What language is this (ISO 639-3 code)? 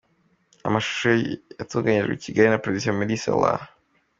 kin